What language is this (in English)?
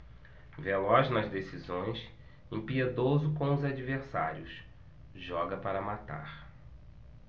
Portuguese